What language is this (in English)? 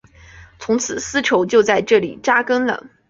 Chinese